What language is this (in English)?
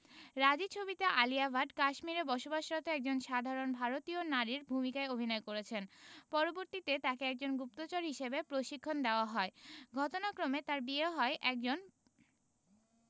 Bangla